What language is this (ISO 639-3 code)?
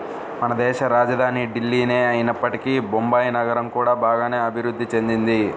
tel